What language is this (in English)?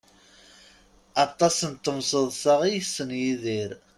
Kabyle